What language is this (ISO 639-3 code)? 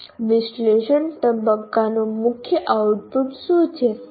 guj